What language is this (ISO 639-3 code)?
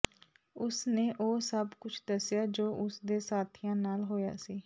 pan